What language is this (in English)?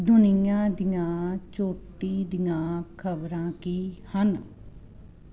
Punjabi